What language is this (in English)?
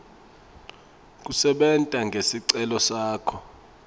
Swati